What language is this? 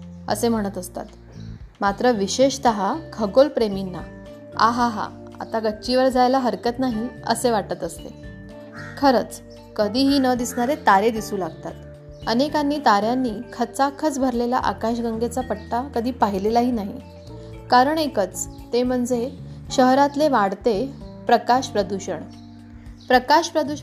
Marathi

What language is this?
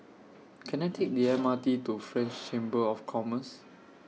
English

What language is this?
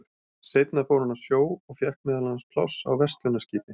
Icelandic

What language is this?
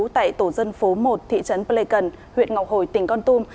Vietnamese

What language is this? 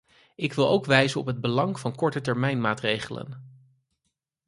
Dutch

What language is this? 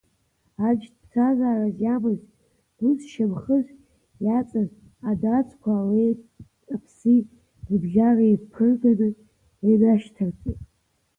Abkhazian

